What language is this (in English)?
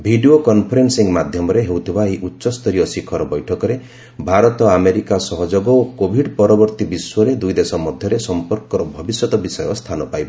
Odia